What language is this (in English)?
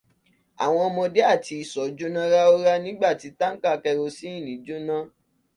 Yoruba